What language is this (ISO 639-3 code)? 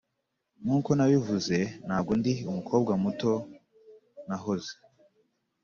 kin